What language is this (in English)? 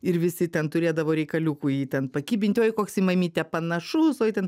Lithuanian